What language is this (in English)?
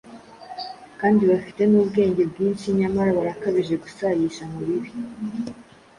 Kinyarwanda